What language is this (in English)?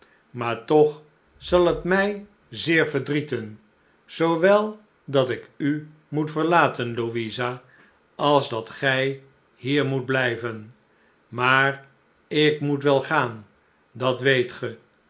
Dutch